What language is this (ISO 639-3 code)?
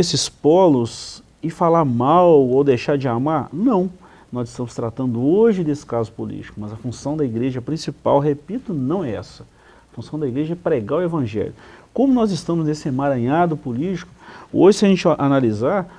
por